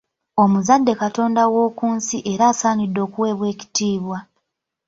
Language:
Ganda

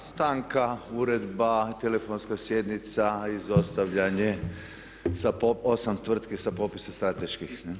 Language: Croatian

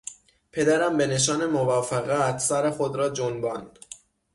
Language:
Persian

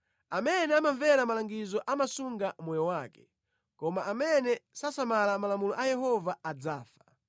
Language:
Nyanja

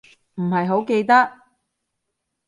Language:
Cantonese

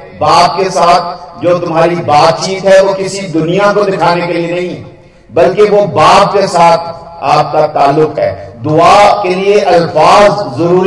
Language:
Hindi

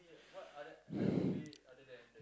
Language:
English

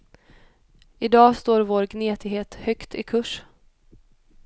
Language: Swedish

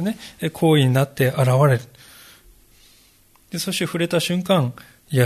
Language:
Japanese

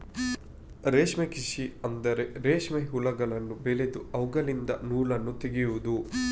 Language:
Kannada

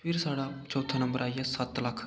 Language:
Dogri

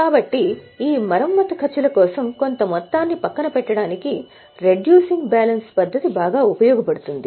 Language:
Telugu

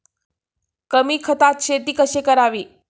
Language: Marathi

